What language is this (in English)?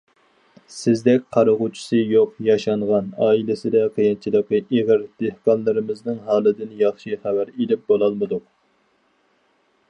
Uyghur